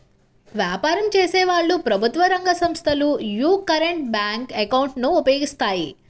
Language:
Telugu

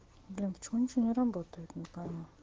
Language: Russian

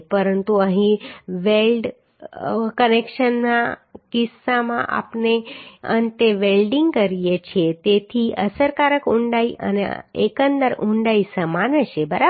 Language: Gujarati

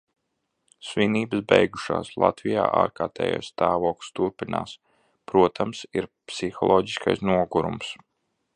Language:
Latvian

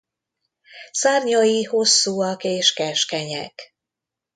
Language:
Hungarian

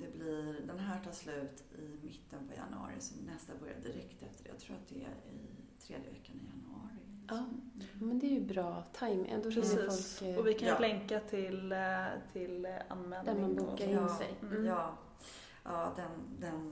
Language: Swedish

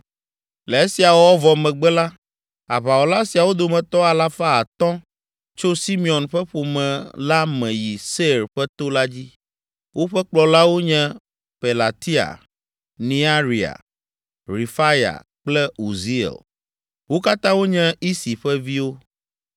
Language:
Ewe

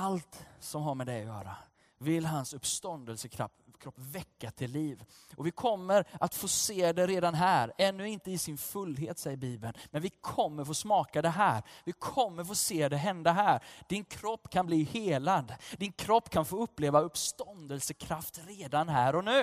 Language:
Swedish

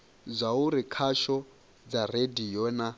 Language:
Venda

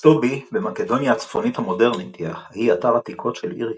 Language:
Hebrew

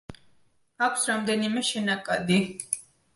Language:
Georgian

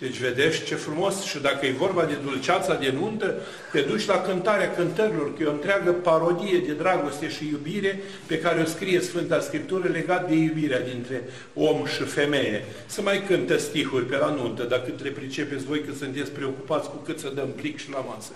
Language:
Romanian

